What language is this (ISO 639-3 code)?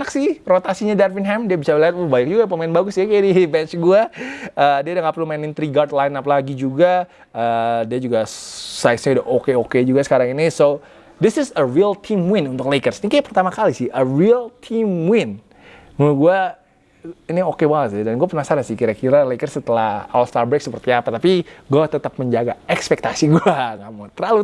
ind